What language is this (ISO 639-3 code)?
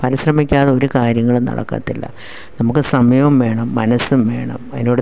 mal